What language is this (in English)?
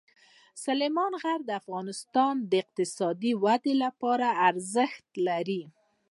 Pashto